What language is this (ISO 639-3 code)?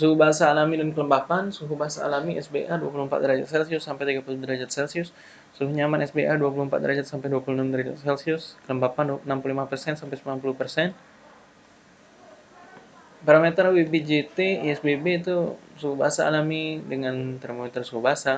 ind